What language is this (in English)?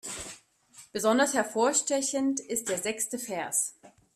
German